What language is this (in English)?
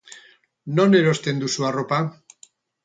Basque